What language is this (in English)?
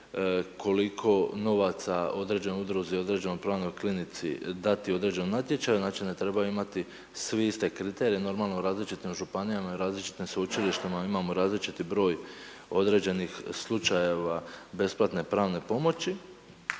Croatian